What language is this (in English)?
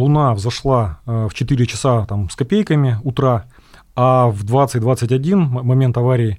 Russian